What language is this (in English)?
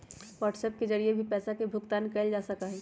Magahi